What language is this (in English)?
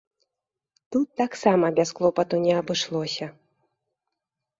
Belarusian